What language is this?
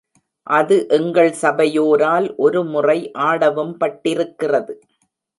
Tamil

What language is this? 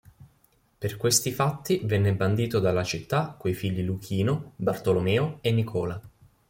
Italian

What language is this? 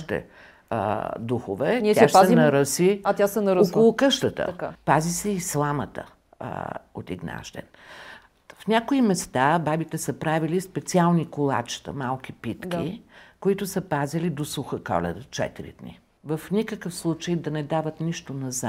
Bulgarian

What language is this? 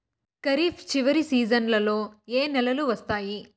Telugu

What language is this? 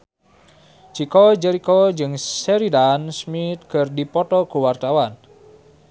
Sundanese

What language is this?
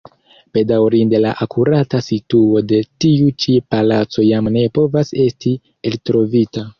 Esperanto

